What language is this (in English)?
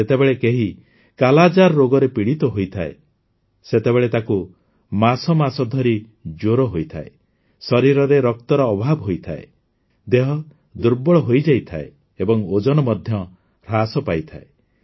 Odia